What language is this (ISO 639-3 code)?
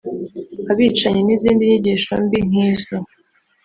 kin